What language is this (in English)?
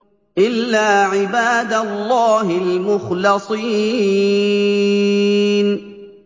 Arabic